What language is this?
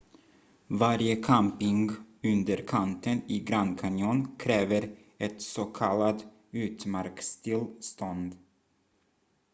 Swedish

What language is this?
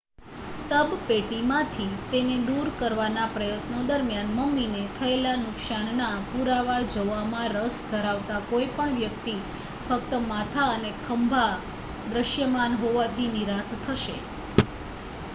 Gujarati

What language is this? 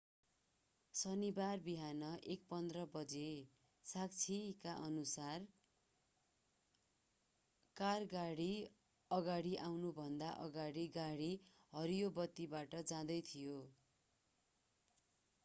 Nepali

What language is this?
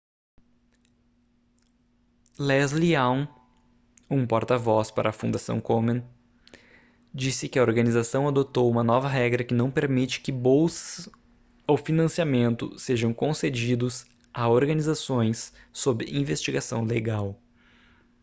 Portuguese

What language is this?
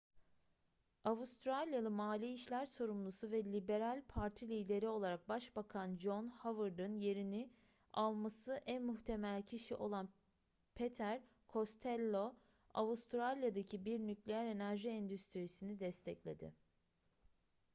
Turkish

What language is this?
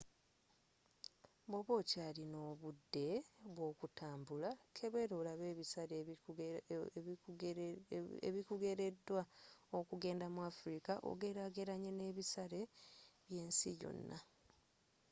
Ganda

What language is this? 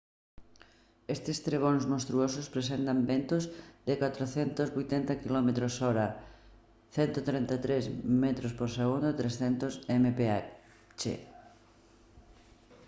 Galician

